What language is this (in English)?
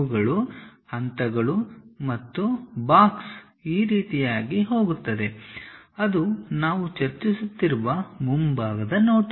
Kannada